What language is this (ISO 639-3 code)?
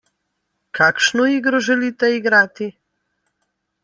slv